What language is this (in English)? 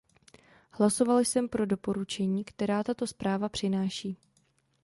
Czech